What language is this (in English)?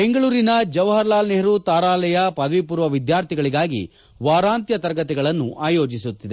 Kannada